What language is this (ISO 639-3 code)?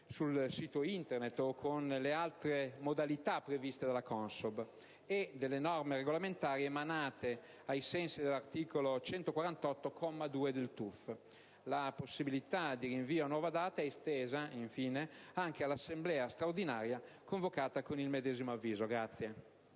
ita